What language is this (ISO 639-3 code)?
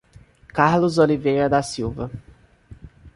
por